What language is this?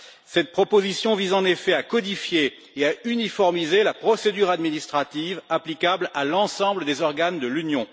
French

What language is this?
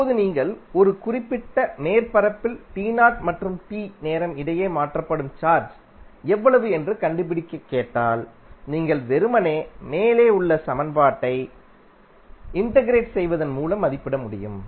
Tamil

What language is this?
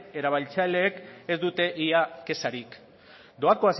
Basque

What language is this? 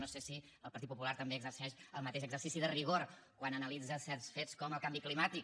Catalan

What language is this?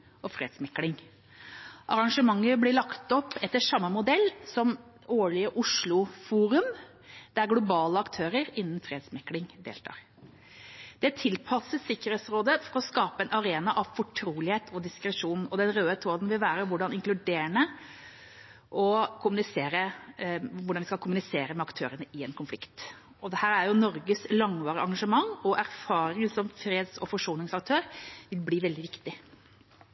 Norwegian Bokmål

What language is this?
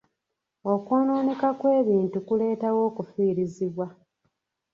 Ganda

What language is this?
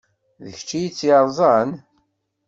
Kabyle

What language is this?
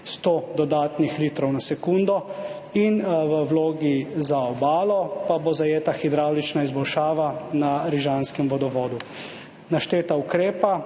Slovenian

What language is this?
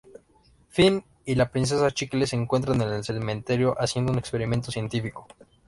Spanish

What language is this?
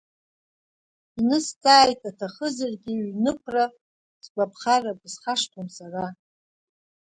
Abkhazian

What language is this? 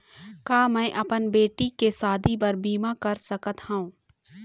Chhattisgarhi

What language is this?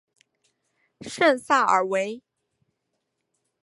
Chinese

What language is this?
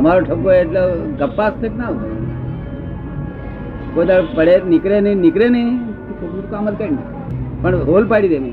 Gujarati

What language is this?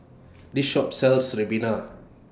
English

